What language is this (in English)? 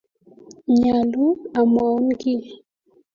Kalenjin